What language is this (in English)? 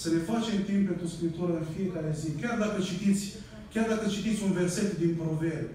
Romanian